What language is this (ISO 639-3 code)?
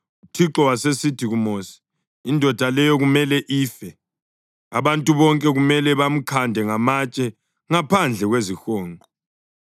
nde